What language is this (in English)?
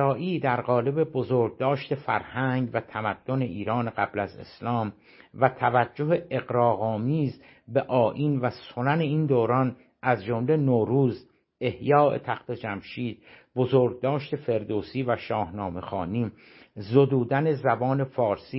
Persian